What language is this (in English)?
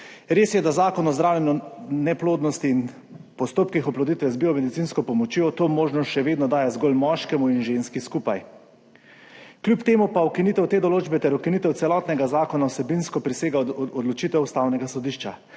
Slovenian